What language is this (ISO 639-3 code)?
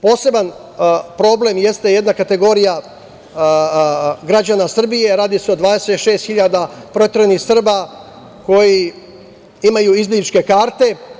srp